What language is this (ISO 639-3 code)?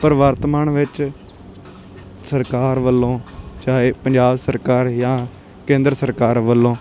pan